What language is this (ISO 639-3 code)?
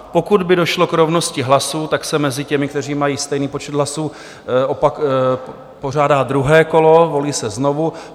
ces